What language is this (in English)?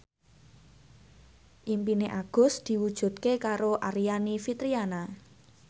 Javanese